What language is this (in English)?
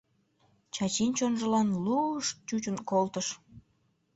Mari